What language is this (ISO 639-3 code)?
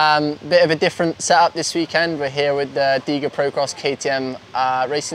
eng